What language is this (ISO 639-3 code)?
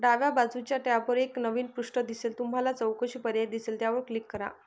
mar